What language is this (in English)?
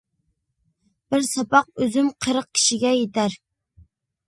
Uyghur